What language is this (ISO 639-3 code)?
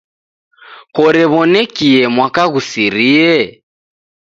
dav